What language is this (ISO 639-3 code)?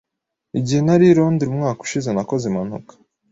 kin